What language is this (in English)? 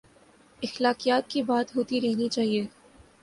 Urdu